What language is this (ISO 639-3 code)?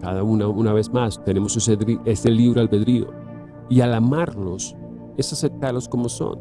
spa